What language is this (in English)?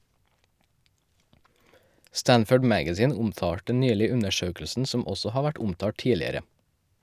Norwegian